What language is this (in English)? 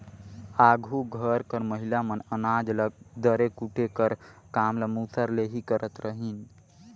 Chhattisgarhi